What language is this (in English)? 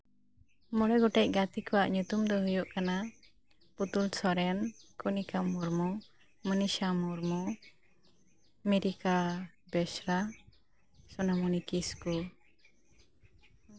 Santali